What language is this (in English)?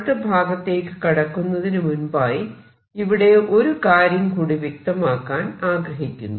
Malayalam